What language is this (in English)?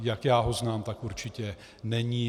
Czech